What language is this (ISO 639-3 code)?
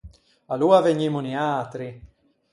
lij